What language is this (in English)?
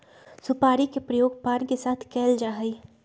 Magahi